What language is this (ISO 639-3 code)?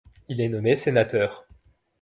fra